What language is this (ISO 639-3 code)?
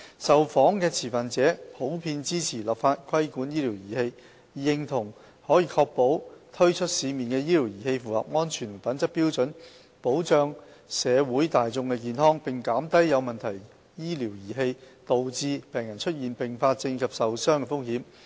yue